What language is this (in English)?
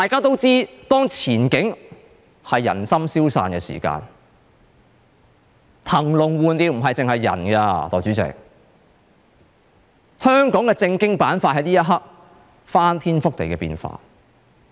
Cantonese